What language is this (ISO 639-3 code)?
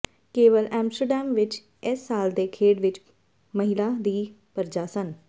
pan